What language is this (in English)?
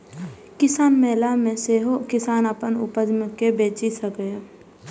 Maithili